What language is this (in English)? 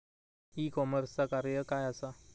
Marathi